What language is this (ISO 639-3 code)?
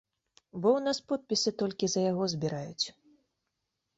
bel